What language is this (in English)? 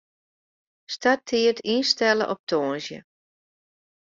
Western Frisian